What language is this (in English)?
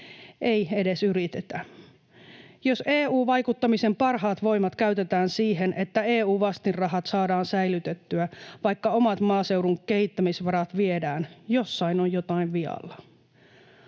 Finnish